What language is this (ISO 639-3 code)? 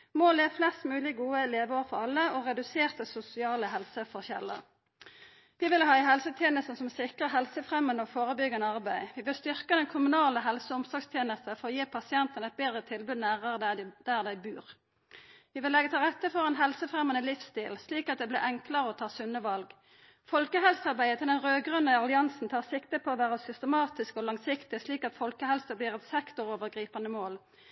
nno